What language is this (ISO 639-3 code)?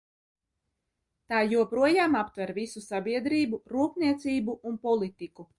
lav